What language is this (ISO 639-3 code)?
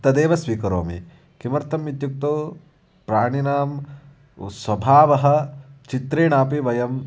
san